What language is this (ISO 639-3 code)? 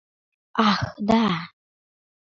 chm